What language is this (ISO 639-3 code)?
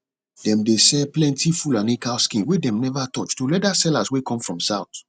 pcm